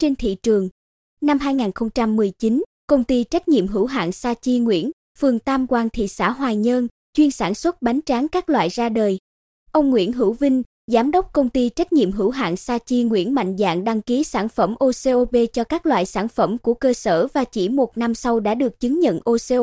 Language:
Vietnamese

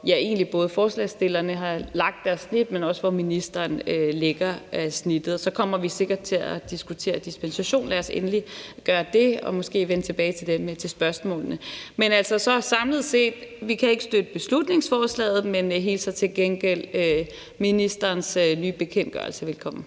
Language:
Danish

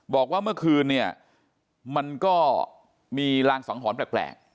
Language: Thai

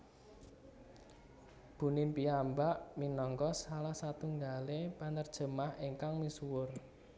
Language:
Javanese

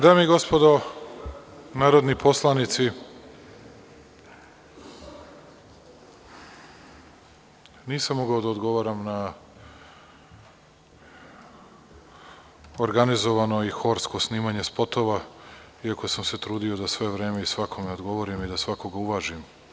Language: Serbian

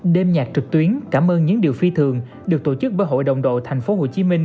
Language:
Vietnamese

